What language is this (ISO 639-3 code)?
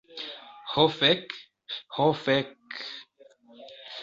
epo